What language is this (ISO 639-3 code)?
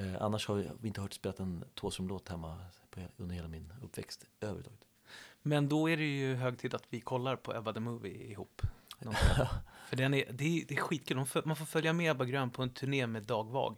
swe